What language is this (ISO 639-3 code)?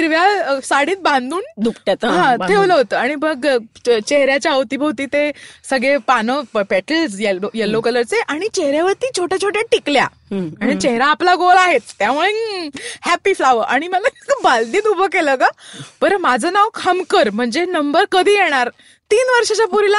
mar